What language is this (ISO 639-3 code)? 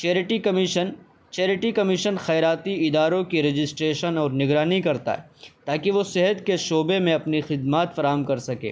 urd